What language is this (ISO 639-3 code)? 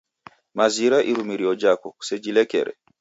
dav